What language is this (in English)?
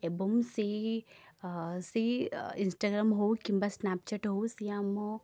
Odia